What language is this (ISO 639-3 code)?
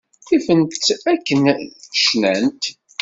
kab